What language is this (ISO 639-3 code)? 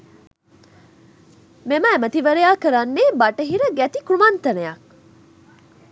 sin